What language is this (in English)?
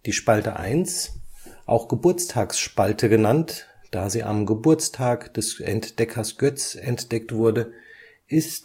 German